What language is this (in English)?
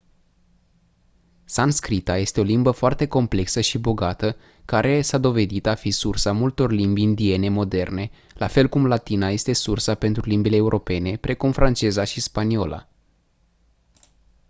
Romanian